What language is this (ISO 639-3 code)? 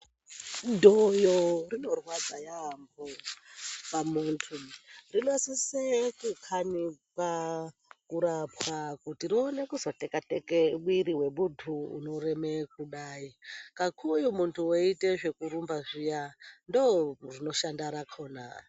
ndc